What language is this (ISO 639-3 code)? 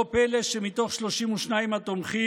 heb